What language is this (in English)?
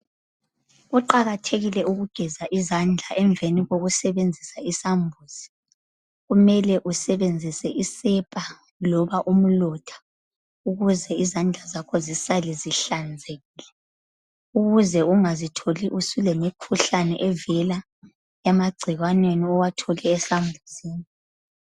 North Ndebele